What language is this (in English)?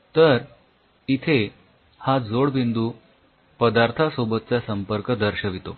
Marathi